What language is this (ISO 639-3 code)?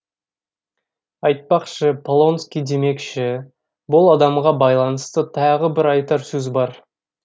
kaz